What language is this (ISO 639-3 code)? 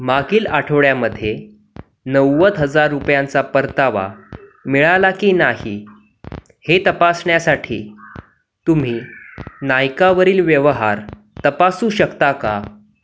mar